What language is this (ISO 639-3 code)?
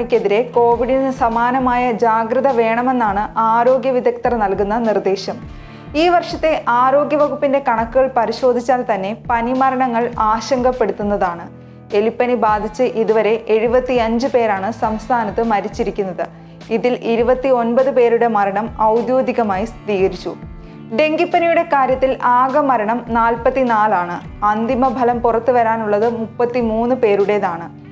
mal